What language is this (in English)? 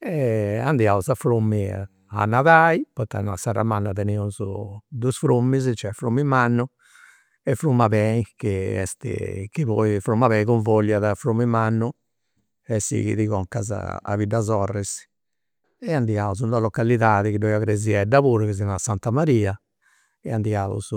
Campidanese Sardinian